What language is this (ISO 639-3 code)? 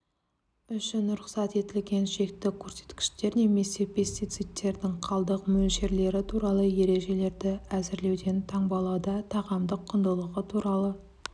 kaz